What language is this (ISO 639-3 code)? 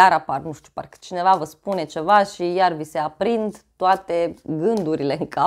ron